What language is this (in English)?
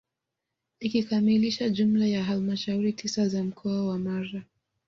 Swahili